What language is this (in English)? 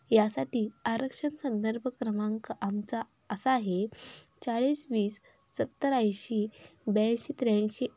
Marathi